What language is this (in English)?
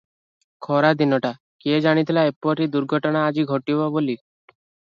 Odia